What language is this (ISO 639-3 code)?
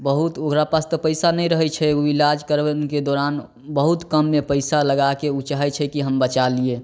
mai